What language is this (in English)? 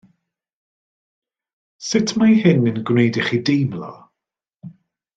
Welsh